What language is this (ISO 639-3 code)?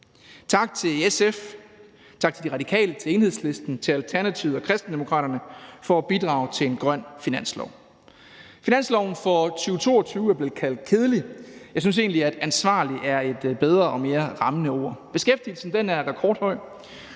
dan